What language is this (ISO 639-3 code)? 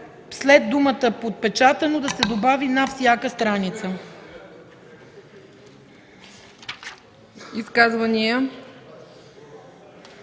bul